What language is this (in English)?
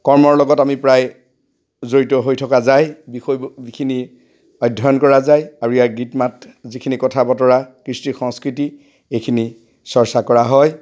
Assamese